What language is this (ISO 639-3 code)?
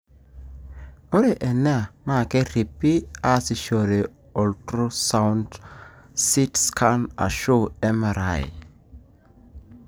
mas